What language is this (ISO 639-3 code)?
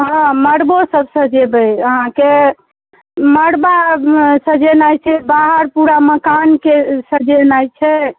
mai